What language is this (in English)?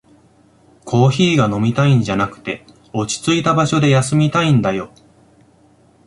Japanese